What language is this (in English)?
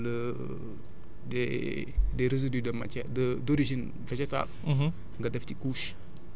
Wolof